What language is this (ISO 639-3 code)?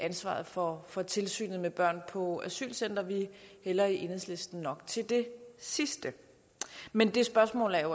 dan